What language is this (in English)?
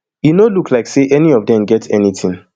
Nigerian Pidgin